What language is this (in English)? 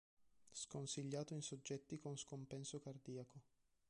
Italian